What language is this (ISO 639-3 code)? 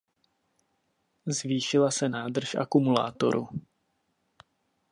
ces